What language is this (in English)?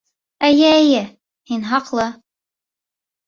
Bashkir